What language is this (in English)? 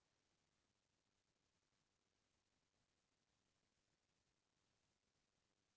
Chhattisgarhi